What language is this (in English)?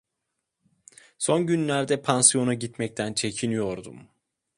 Turkish